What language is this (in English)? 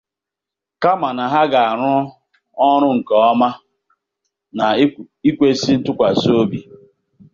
Igbo